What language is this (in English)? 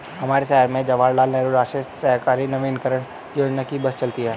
Hindi